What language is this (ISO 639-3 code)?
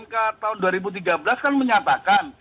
ind